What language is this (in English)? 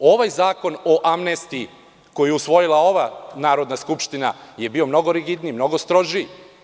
Serbian